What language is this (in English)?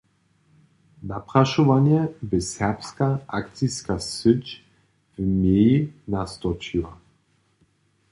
Upper Sorbian